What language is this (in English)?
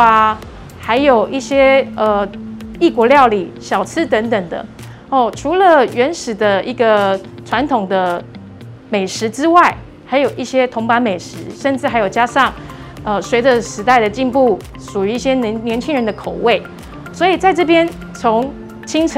Chinese